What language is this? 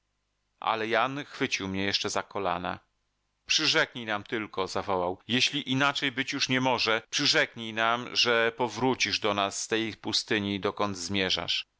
Polish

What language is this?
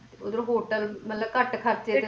Punjabi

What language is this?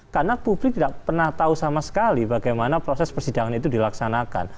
Indonesian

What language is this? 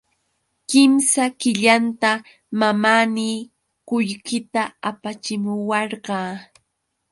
Yauyos Quechua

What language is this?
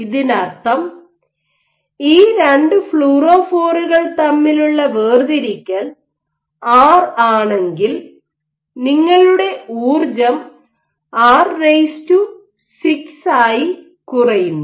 Malayalam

